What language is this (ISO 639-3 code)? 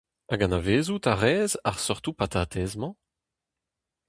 bre